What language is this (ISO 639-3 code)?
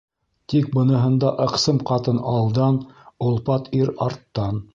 bak